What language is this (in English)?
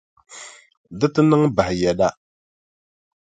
Dagbani